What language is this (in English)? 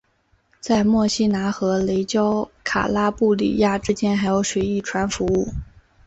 Chinese